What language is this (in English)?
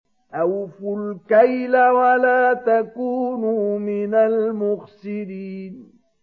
Arabic